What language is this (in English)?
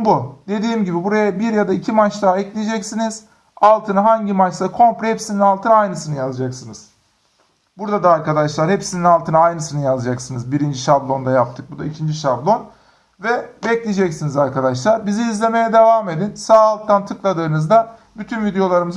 Turkish